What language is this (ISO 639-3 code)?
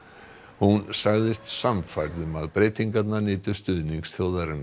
isl